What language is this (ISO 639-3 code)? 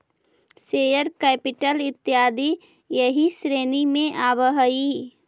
mag